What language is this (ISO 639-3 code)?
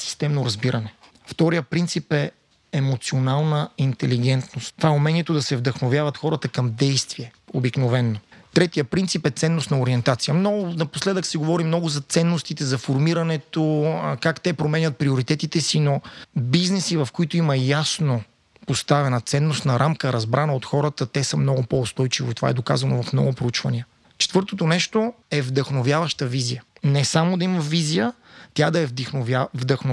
bul